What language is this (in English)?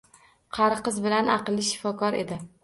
Uzbek